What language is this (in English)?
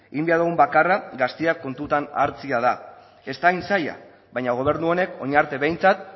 Basque